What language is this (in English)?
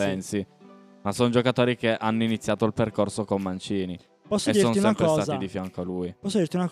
Italian